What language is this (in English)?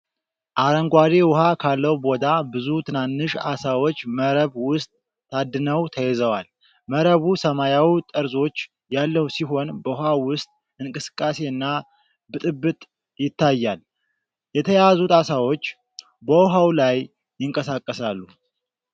Amharic